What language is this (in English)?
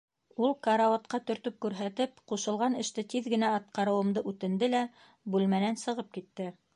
Bashkir